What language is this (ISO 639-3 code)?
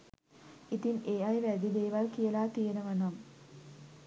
sin